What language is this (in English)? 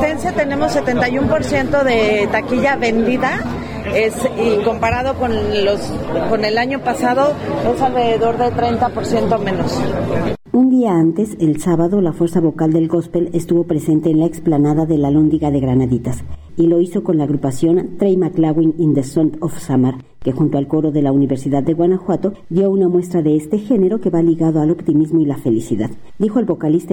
Spanish